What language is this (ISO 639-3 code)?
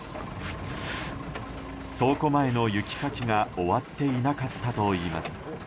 jpn